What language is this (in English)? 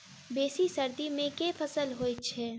Maithili